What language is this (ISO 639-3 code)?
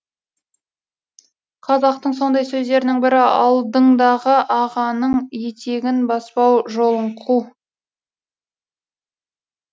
kaz